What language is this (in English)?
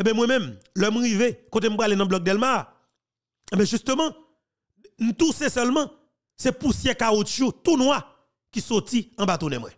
French